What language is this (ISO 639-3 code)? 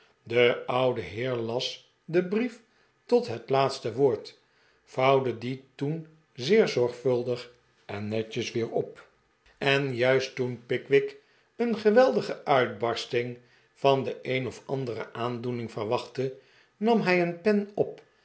nld